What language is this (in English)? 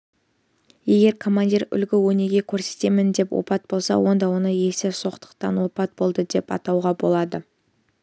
Kazakh